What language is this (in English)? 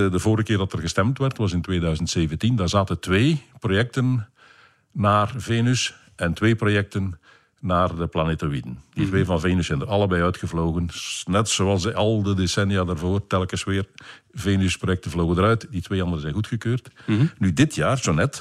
Dutch